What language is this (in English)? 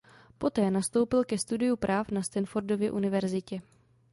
Czech